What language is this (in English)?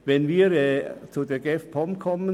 Swiss German